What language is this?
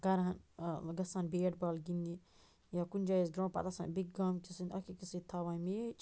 Kashmiri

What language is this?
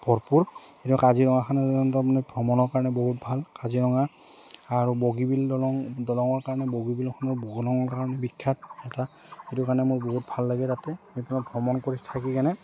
Assamese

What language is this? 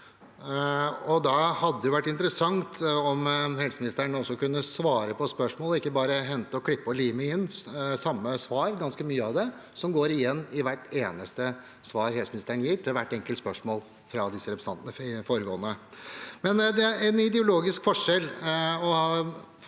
Norwegian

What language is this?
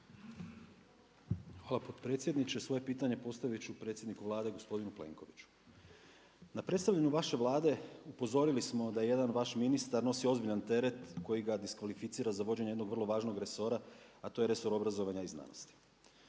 Croatian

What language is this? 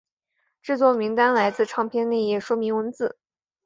Chinese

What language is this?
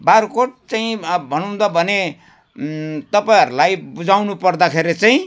Nepali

